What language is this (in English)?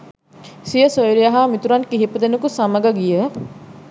Sinhala